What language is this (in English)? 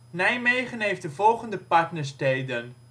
Dutch